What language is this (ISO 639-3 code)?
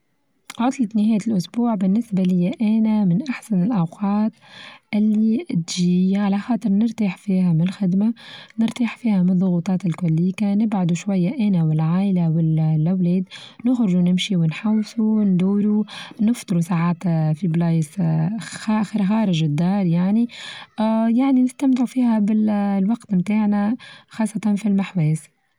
aeb